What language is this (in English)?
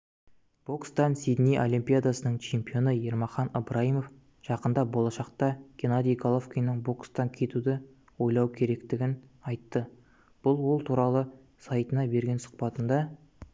Kazakh